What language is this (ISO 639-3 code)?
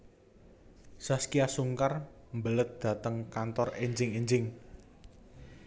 jav